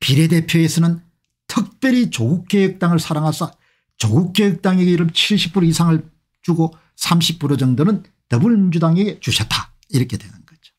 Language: Korean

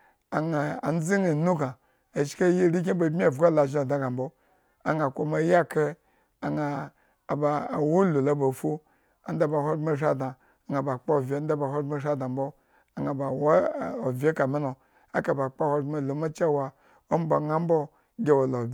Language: Eggon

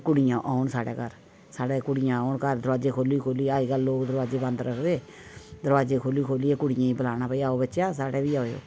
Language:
Dogri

